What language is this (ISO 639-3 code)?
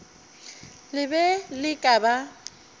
nso